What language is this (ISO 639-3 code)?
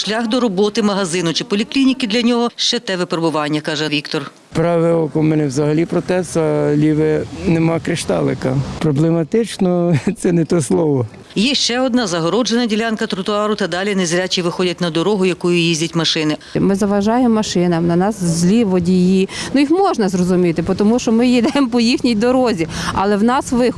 ukr